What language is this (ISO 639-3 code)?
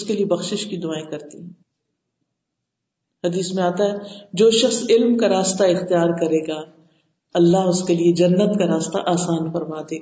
urd